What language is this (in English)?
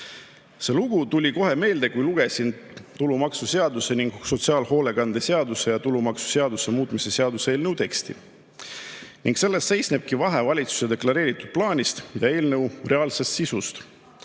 Estonian